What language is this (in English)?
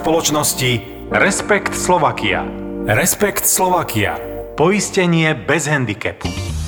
Slovak